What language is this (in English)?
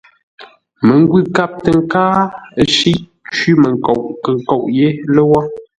Ngombale